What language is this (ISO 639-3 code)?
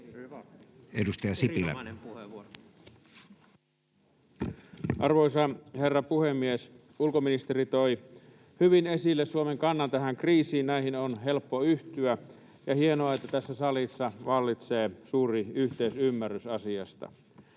fin